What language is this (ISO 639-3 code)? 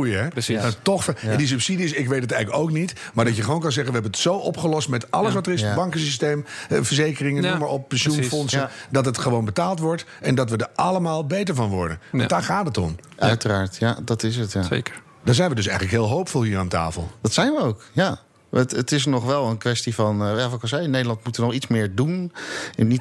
nld